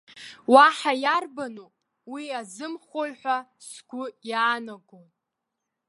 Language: Abkhazian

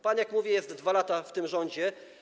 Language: Polish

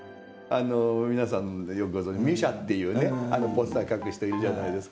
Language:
Japanese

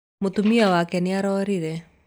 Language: Kikuyu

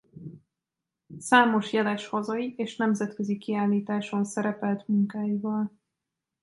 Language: Hungarian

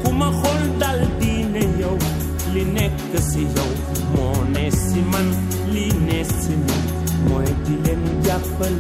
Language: Greek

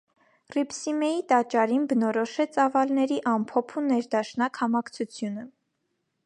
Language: Armenian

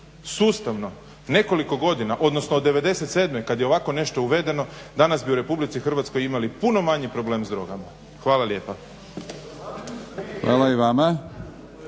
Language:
Croatian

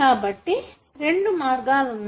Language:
Telugu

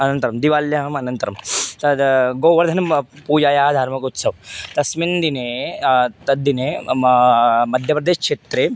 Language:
Sanskrit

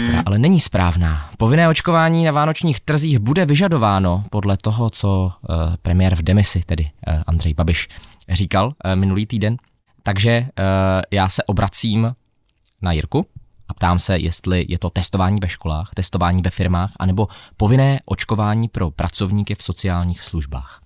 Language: Czech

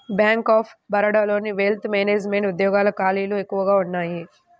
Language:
Telugu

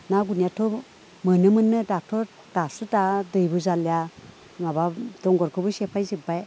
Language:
Bodo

